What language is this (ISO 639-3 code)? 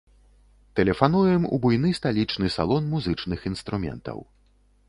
bel